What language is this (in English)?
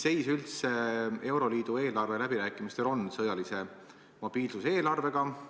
Estonian